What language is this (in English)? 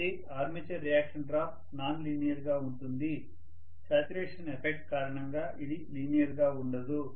Telugu